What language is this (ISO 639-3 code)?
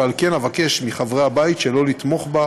heb